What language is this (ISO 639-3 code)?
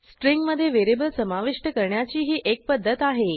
mar